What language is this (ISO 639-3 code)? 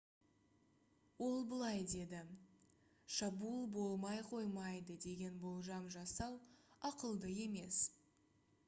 kaz